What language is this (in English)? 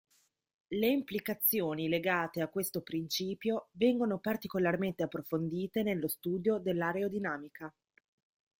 Italian